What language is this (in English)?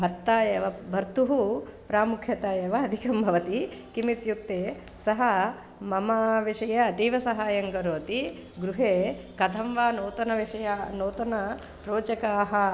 Sanskrit